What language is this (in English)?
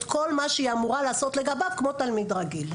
Hebrew